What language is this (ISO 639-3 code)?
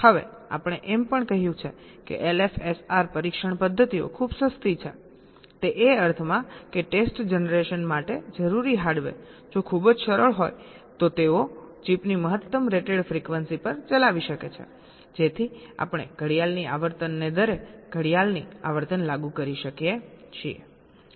guj